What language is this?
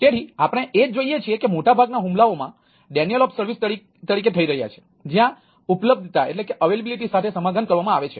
Gujarati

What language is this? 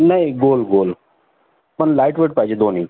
Marathi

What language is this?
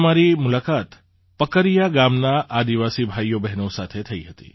Gujarati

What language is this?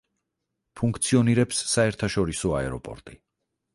Georgian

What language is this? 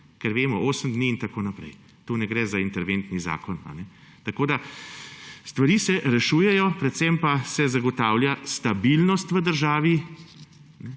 Slovenian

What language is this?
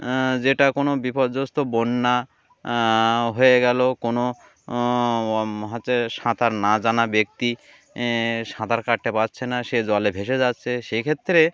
Bangla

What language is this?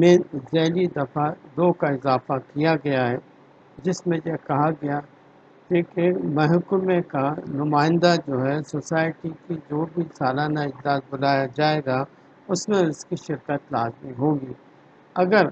Urdu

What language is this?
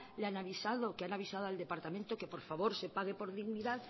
Spanish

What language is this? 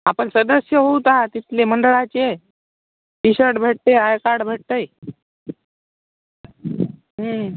Marathi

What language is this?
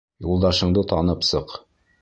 Bashkir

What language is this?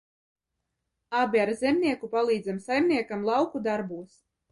Latvian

